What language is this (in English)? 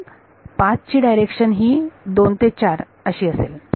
Marathi